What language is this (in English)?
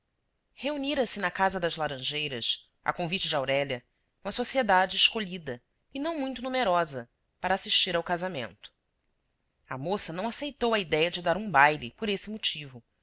Portuguese